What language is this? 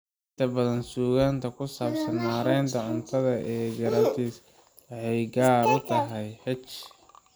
Somali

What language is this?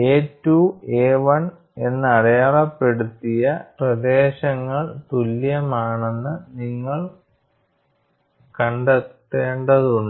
Malayalam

